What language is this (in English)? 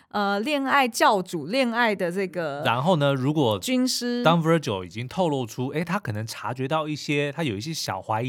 Chinese